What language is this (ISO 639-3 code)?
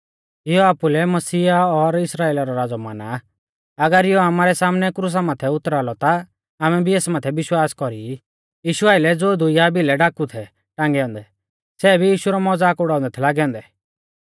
bfz